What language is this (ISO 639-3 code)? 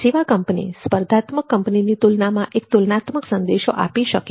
guj